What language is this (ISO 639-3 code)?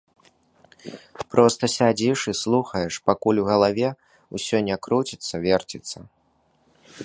bel